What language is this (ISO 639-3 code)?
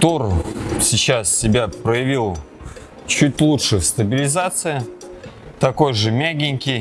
rus